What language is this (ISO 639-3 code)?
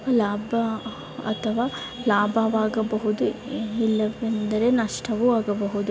kan